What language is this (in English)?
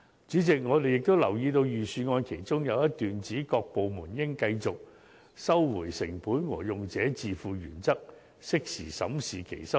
Cantonese